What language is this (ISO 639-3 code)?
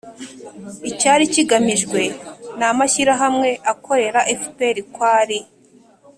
kin